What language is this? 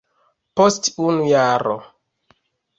Esperanto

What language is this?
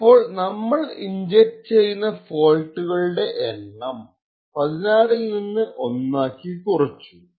Malayalam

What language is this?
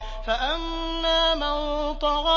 Arabic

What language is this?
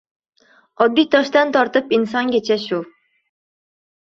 Uzbek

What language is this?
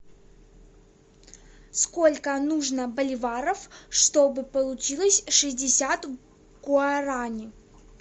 Russian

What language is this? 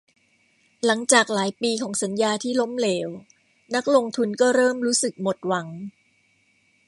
Thai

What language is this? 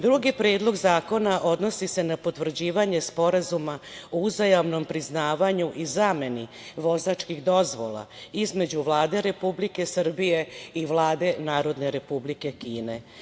Serbian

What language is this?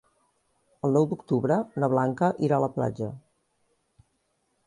Catalan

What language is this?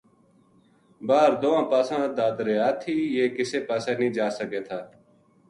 Gujari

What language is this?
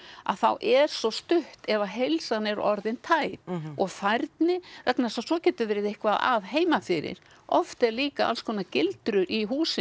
Icelandic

